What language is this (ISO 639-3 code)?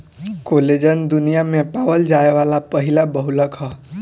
bho